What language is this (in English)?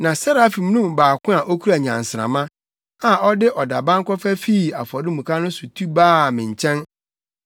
Akan